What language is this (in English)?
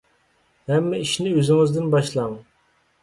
Uyghur